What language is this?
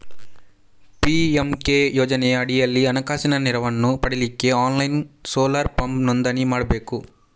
Kannada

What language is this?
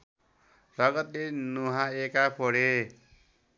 Nepali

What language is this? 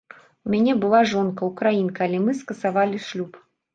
Belarusian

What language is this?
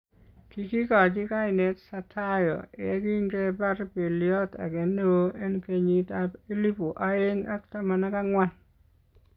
Kalenjin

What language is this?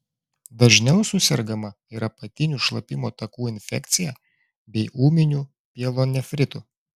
Lithuanian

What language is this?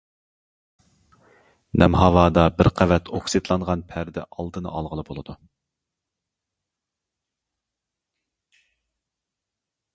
Uyghur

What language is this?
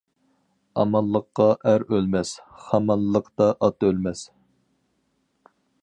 Uyghur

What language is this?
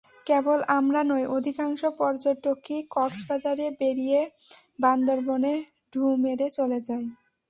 Bangla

